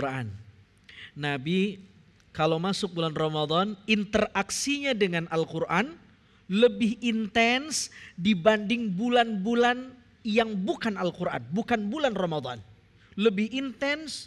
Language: Indonesian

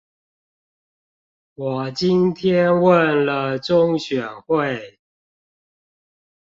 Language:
Chinese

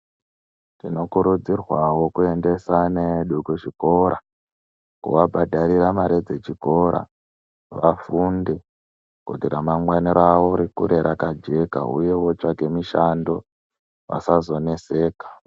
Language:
Ndau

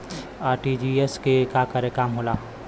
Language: Bhojpuri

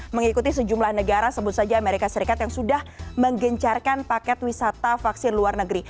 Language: Indonesian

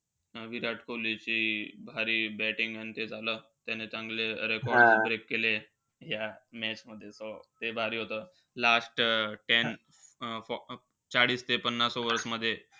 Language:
Marathi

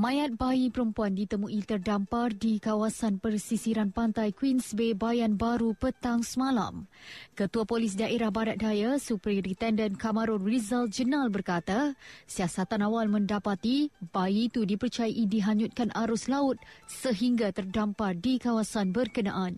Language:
Malay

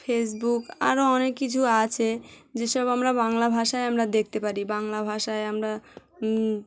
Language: Bangla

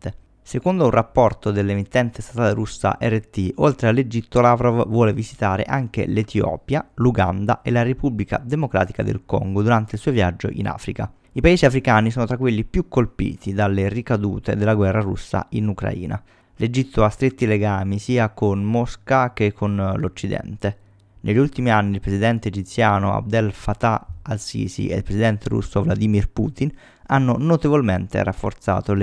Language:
Italian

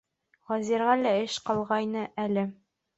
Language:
Bashkir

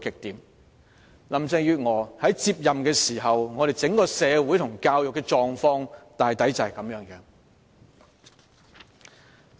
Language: Cantonese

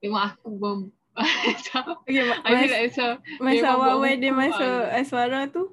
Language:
Malay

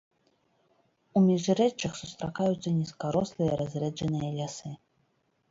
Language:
Belarusian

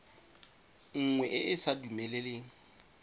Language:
Tswana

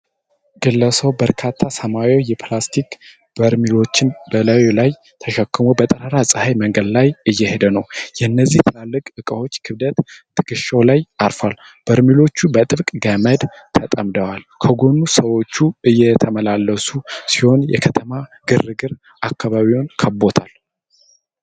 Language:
Amharic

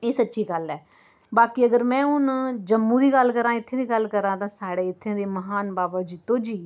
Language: Dogri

